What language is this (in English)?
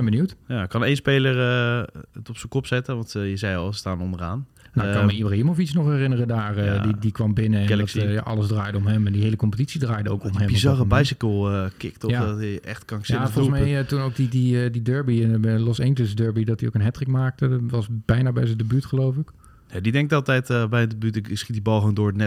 Dutch